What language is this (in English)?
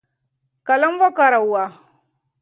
Pashto